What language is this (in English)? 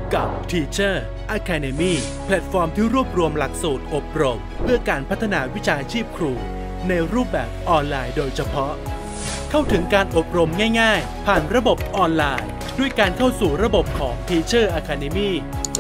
Thai